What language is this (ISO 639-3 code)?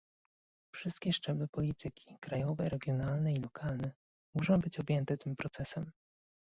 pol